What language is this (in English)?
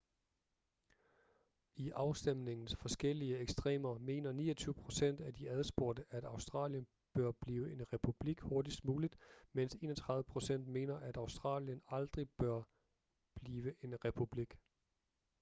Danish